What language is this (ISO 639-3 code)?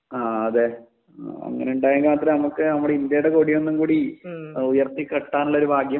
mal